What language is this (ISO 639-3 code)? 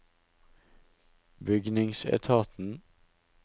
nor